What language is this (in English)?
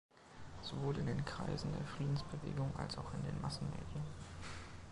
German